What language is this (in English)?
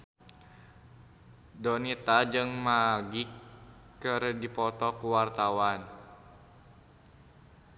Sundanese